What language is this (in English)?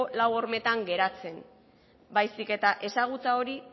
Basque